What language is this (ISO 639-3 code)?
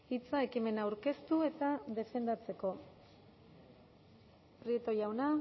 eus